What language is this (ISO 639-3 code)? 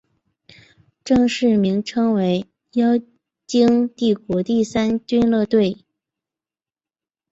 zho